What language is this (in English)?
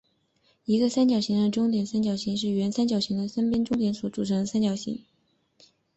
Chinese